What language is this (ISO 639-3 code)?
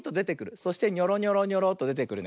jpn